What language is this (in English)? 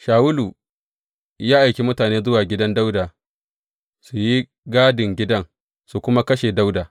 Hausa